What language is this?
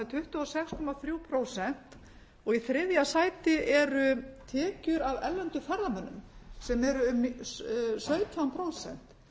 Icelandic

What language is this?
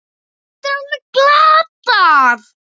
Icelandic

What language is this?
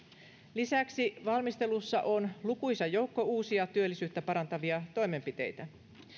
Finnish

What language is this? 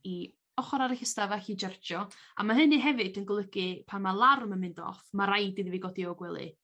Welsh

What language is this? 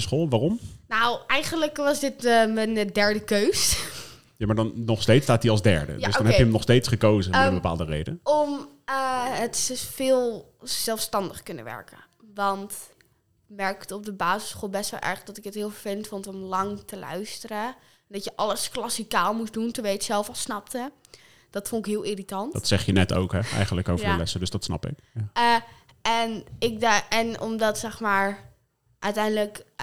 Dutch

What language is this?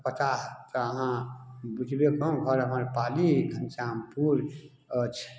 Maithili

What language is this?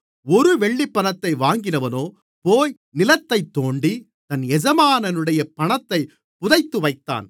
Tamil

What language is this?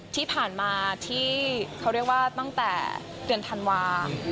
Thai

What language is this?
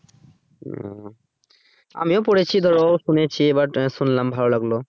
Bangla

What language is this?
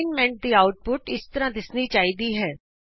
Punjabi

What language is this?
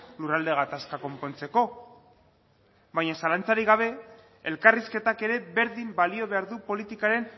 Basque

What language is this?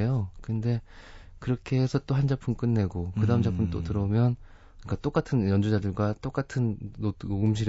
Korean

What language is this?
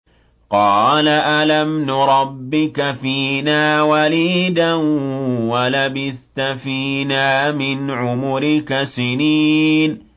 Arabic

